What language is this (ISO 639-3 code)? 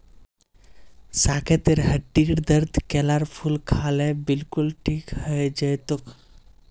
mag